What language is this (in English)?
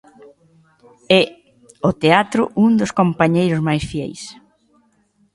Galician